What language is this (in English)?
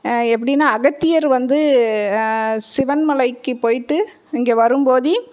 Tamil